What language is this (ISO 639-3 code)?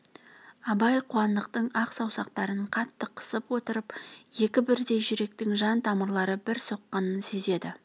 kaz